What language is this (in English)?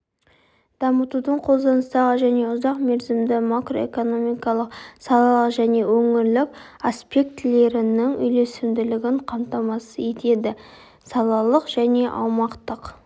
Kazakh